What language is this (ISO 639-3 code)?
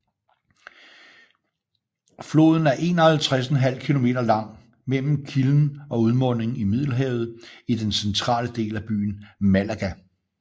dan